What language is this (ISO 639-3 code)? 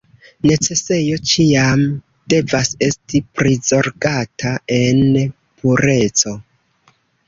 epo